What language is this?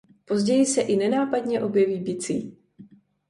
Czech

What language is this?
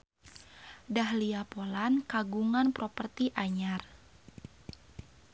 Sundanese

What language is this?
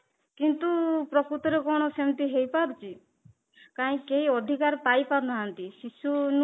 Odia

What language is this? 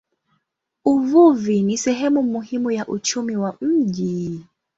Swahili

